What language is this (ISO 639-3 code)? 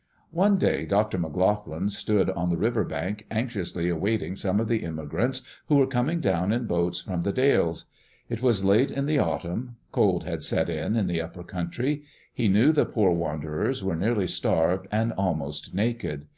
eng